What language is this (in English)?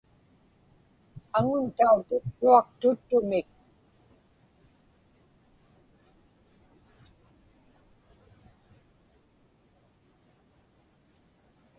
Inupiaq